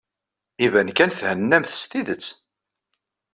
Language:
Kabyle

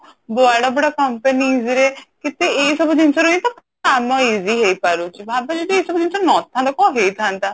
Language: Odia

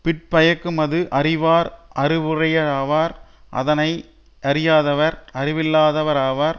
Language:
Tamil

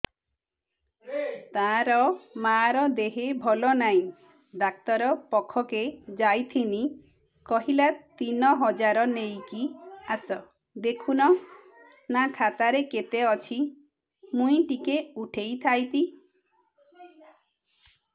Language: Odia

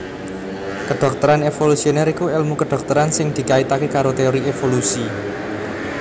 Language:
Javanese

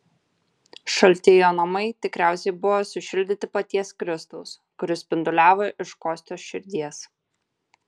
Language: Lithuanian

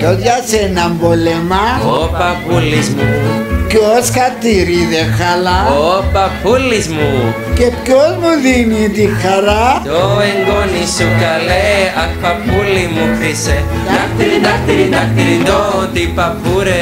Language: Italian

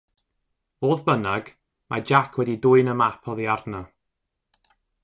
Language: Welsh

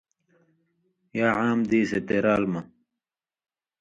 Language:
Indus Kohistani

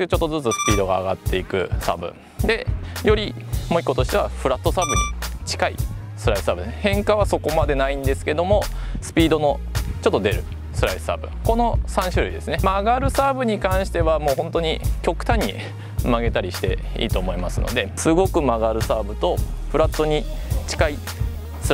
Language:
Japanese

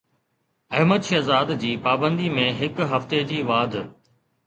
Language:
Sindhi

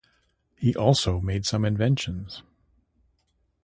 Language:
English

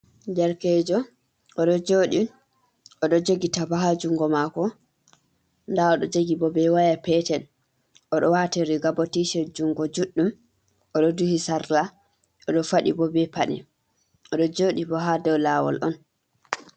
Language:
Fula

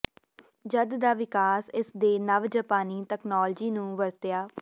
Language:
Punjabi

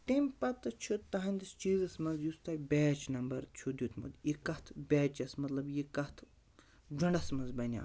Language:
Kashmiri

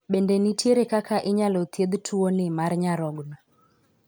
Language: Luo (Kenya and Tanzania)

